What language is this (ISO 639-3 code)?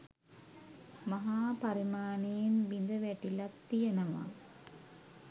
sin